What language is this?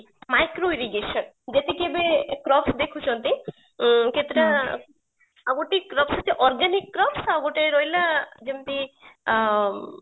Odia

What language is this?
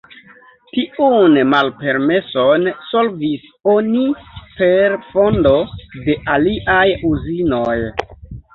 Esperanto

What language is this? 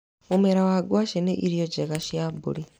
Kikuyu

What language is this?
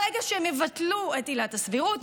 Hebrew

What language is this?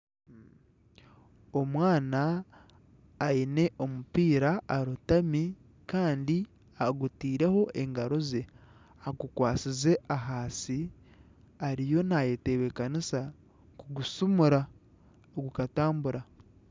Nyankole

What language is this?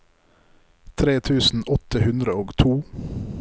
Norwegian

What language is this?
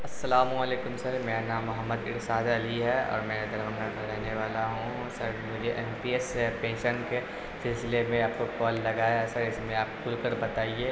Urdu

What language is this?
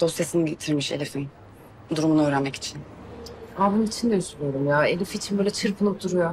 Turkish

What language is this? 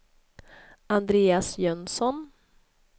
Swedish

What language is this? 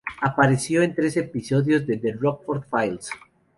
Spanish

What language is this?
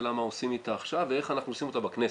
Hebrew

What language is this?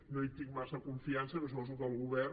Catalan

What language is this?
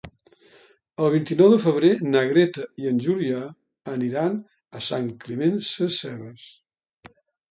Catalan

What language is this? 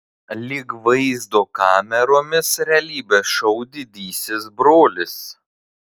Lithuanian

